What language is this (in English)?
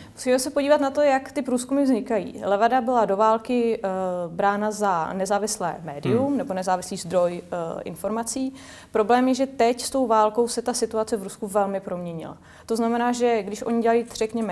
Czech